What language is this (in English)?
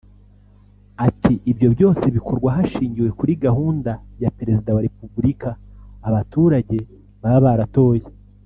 Kinyarwanda